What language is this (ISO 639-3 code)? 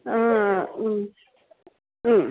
mal